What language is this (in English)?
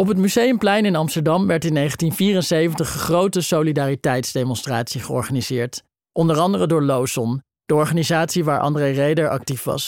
Dutch